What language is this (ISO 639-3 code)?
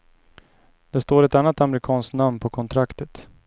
swe